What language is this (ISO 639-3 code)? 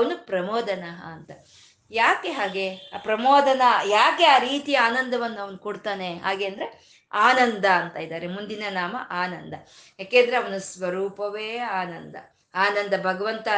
kan